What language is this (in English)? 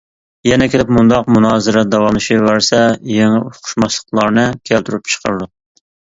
Uyghur